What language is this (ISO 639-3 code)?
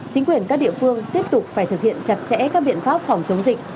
vie